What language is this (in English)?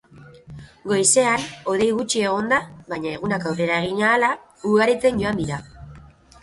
Basque